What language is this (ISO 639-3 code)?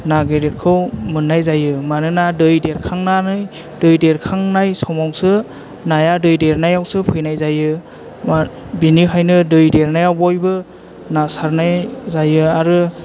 brx